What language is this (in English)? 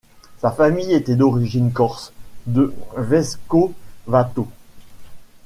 French